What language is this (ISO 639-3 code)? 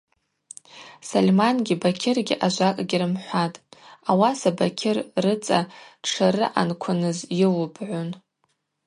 abq